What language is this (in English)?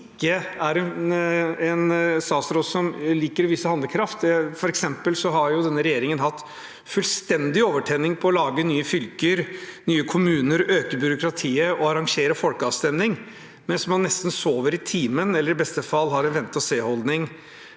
Norwegian